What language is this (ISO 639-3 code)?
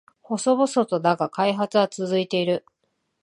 jpn